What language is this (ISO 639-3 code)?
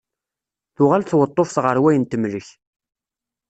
kab